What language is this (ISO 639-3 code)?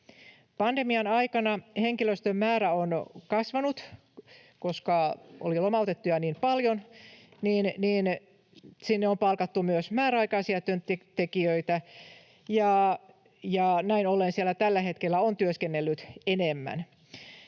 fin